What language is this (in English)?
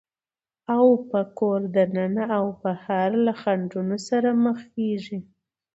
Pashto